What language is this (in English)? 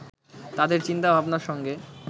Bangla